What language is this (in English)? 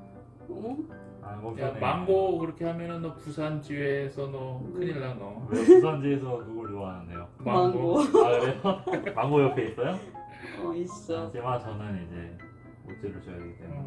Korean